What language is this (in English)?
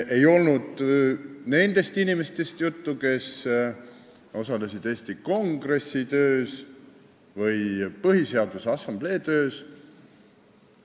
Estonian